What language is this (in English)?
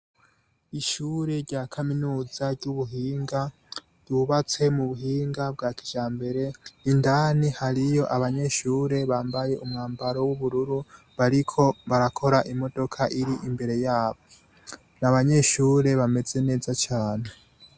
Rundi